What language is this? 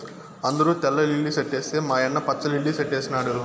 Telugu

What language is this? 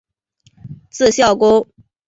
Chinese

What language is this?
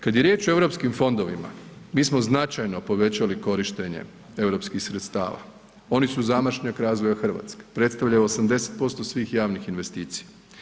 Croatian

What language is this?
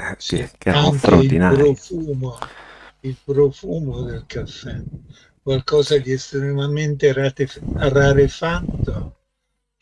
Italian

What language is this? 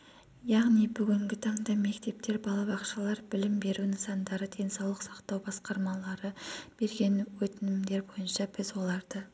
Kazakh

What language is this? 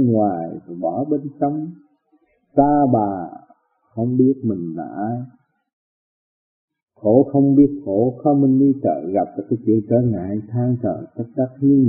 Vietnamese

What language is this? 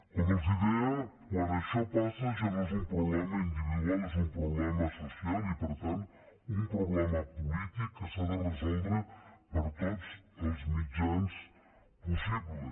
Catalan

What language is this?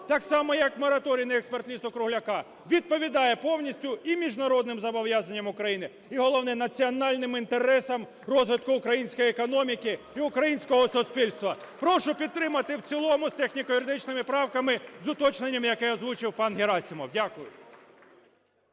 Ukrainian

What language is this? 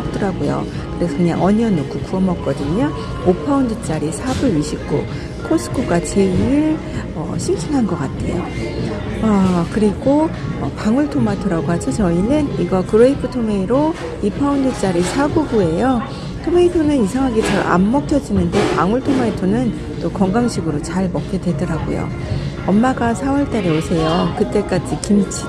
Korean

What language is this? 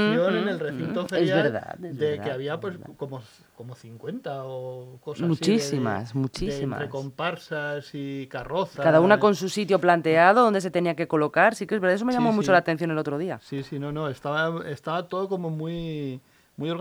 Spanish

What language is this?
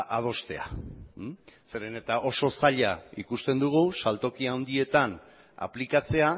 Basque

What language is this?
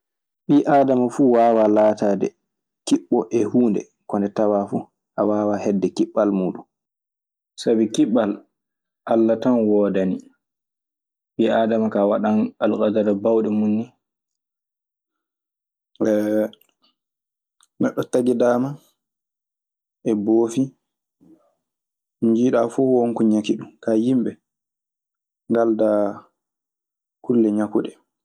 Maasina Fulfulde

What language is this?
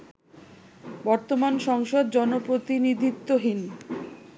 Bangla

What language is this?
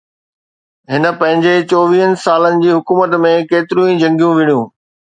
Sindhi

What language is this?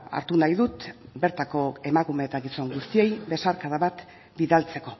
Basque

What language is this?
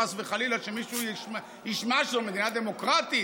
Hebrew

